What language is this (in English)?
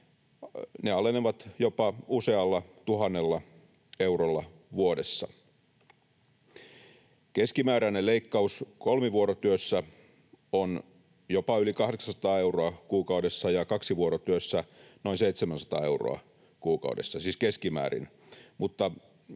Finnish